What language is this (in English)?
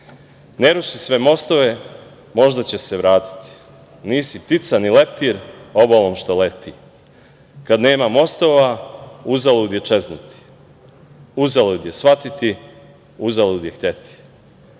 Serbian